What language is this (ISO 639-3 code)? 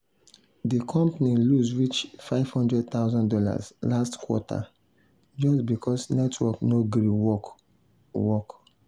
pcm